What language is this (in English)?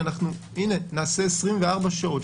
Hebrew